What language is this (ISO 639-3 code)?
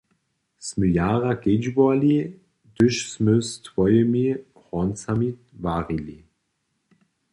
hsb